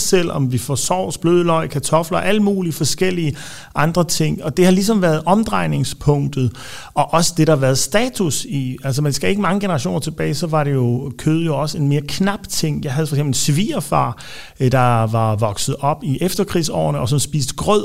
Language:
Danish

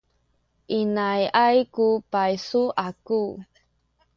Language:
Sakizaya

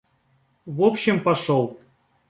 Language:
Russian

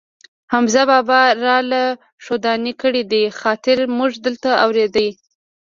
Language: Pashto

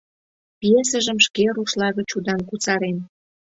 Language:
Mari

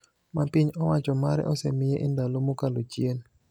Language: Luo (Kenya and Tanzania)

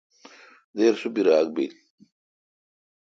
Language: Kalkoti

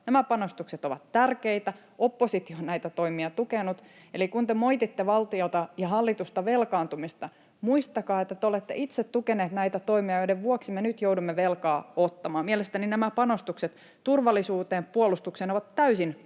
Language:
Finnish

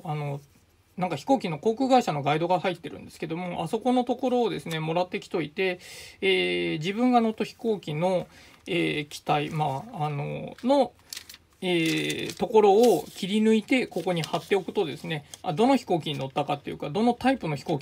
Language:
Japanese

